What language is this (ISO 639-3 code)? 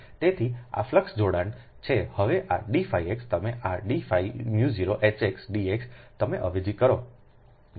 guj